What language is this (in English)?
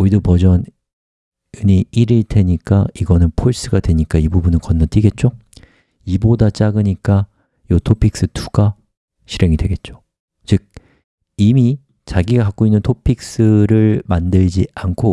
Korean